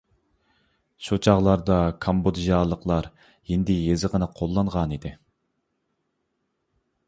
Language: Uyghur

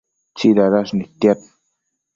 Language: Matsés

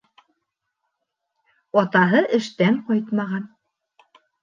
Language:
Bashkir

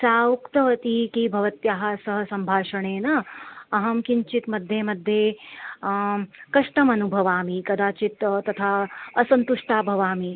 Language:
Sanskrit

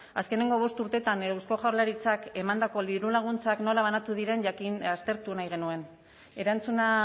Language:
Basque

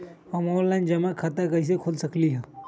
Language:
Magahi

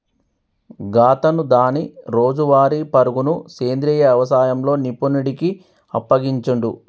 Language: Telugu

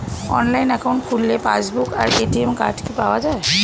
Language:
Bangla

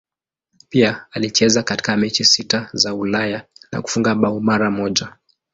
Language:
Swahili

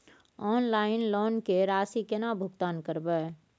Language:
Maithili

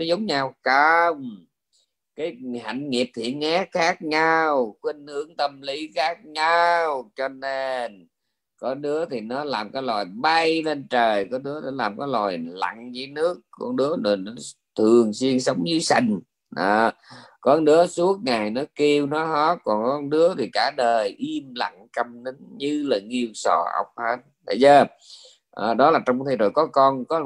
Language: Vietnamese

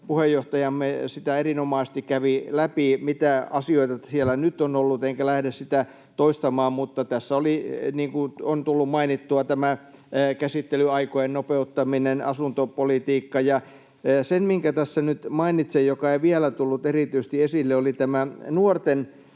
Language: Finnish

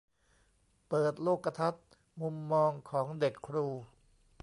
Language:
Thai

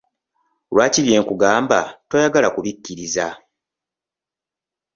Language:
Ganda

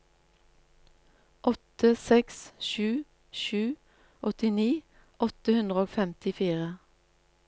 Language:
Norwegian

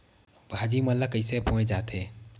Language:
Chhattisgarhi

